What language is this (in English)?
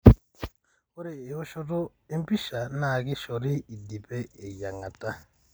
Masai